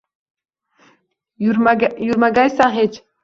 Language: Uzbek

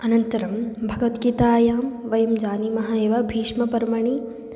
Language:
Sanskrit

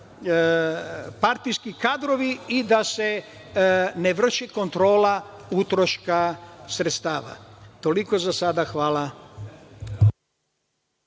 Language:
Serbian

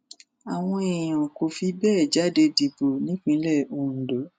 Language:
Yoruba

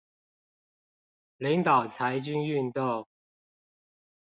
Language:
Chinese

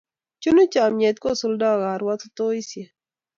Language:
Kalenjin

